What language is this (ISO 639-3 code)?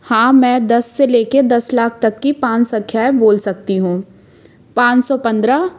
hin